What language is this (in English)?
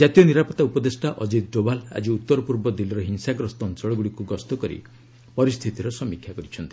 Odia